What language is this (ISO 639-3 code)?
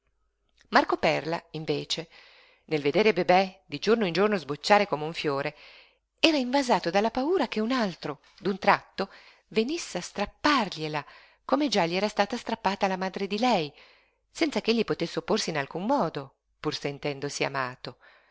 ita